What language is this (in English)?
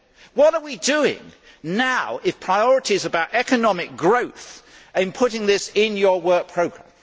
English